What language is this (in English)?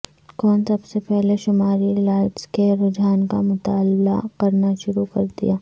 Urdu